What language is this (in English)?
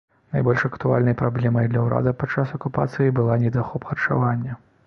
Belarusian